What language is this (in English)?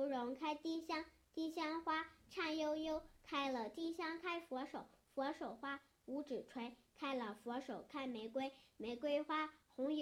Chinese